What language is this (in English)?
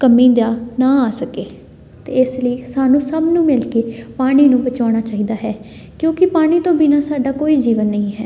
Punjabi